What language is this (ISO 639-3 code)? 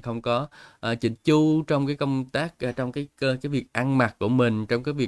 vie